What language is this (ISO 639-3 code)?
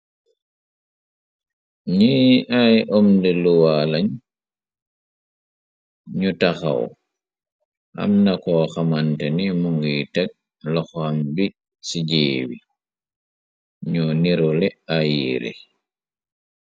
wol